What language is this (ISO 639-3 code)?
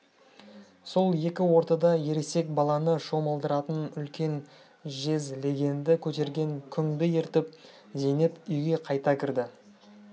kaz